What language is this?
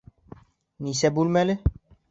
Bashkir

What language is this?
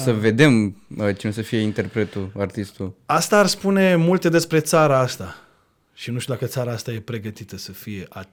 Romanian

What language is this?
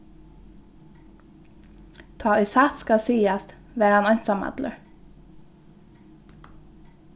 Faroese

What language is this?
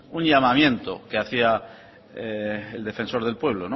Spanish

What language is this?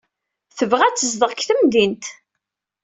Kabyle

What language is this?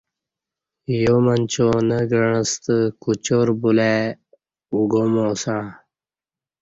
Kati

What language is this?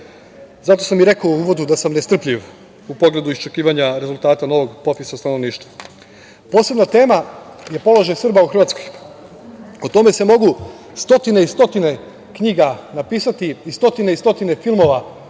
Serbian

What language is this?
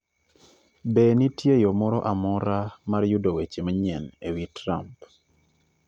Luo (Kenya and Tanzania)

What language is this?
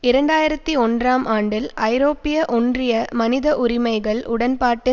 Tamil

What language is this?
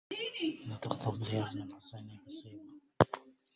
Arabic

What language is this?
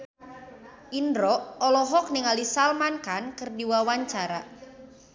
Sundanese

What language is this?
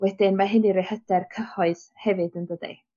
Welsh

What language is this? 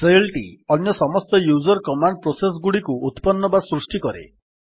Odia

